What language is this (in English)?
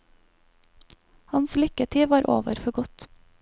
Norwegian